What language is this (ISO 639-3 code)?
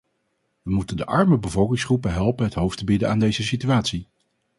nld